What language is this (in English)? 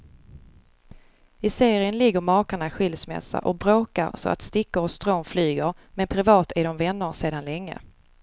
Swedish